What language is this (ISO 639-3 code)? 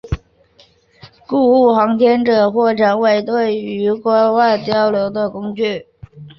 zho